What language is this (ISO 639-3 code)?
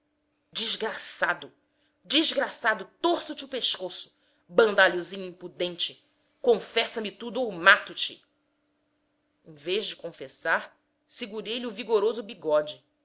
por